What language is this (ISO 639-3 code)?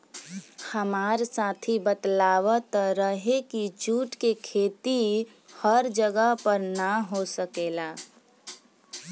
bho